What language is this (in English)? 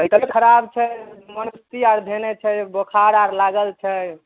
Maithili